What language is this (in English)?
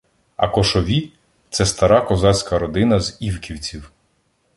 Ukrainian